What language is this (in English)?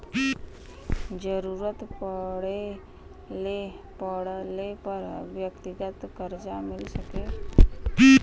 Bhojpuri